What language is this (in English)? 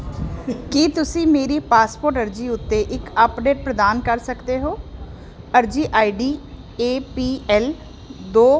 Punjabi